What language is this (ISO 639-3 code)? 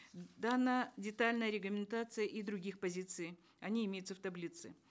kaz